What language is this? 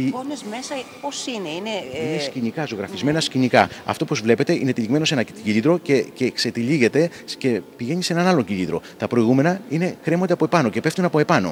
Greek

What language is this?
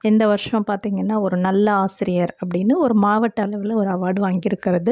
Tamil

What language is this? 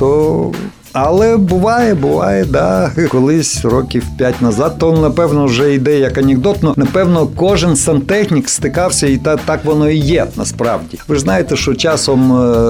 Ukrainian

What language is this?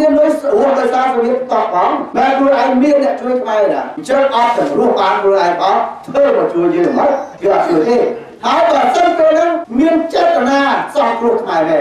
Thai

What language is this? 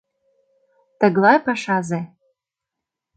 Mari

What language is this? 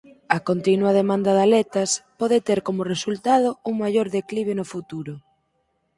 Galician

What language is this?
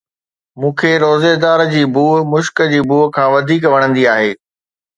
Sindhi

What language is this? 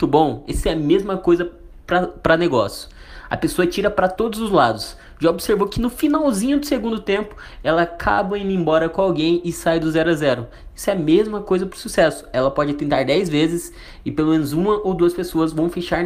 Portuguese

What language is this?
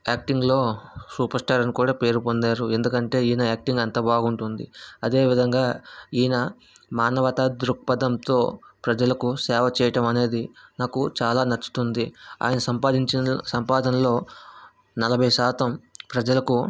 Telugu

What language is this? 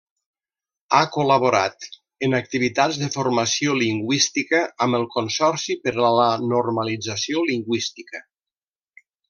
Catalan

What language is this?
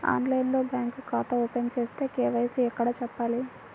Telugu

